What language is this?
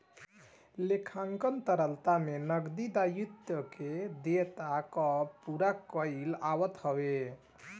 Bhojpuri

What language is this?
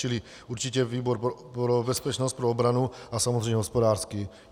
Czech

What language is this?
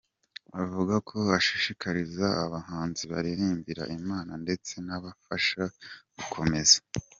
Kinyarwanda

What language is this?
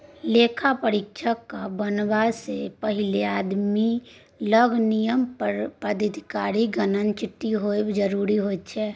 Maithili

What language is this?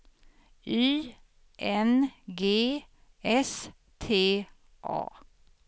Swedish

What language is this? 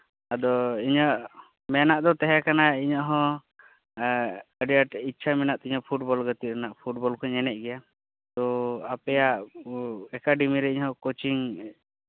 Santali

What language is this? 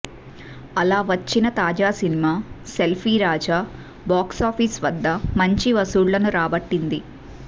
Telugu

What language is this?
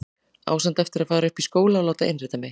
Icelandic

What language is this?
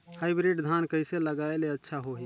Chhattisgarhi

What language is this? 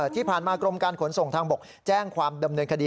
Thai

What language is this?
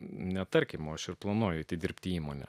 Lithuanian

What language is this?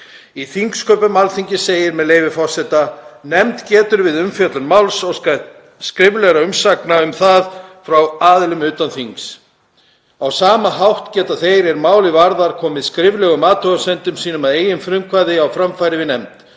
Icelandic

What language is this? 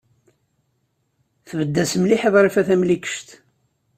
Kabyle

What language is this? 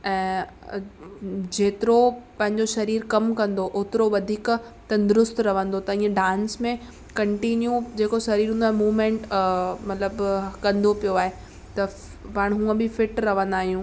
Sindhi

